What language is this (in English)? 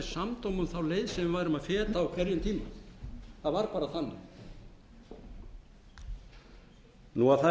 Icelandic